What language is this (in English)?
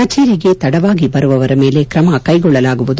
Kannada